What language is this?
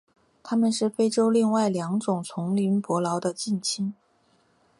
Chinese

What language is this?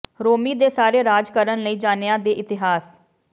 Punjabi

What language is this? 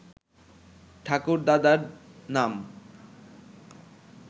Bangla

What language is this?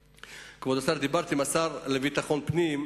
Hebrew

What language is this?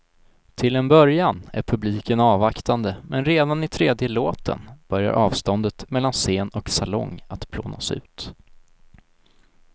Swedish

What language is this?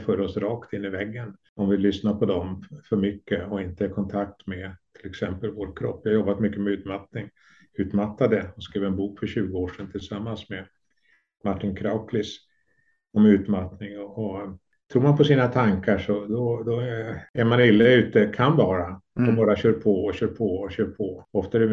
Swedish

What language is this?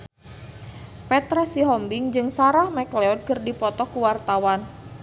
Sundanese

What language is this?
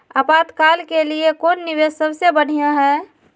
Magahi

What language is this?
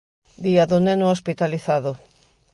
Galician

